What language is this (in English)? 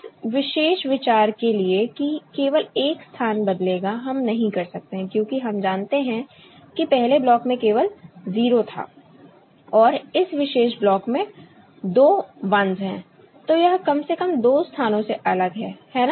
Hindi